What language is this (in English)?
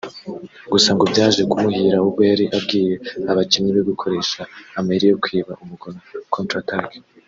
Kinyarwanda